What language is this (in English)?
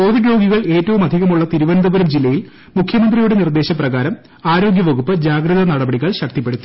Malayalam